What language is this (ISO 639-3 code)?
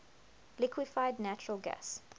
eng